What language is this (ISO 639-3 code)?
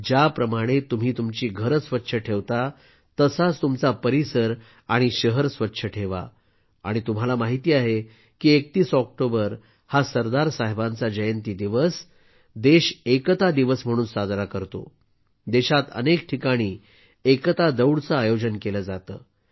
mar